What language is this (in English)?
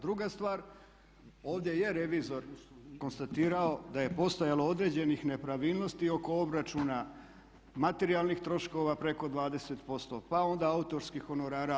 Croatian